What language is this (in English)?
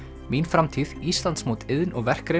Icelandic